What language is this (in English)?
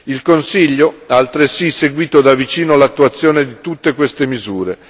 Italian